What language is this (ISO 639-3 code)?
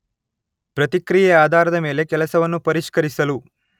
kan